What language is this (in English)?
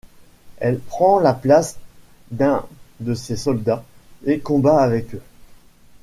French